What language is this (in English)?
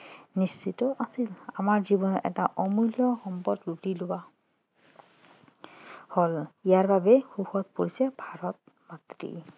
Assamese